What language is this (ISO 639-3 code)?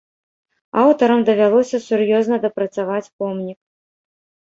bel